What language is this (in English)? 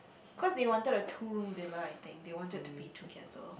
English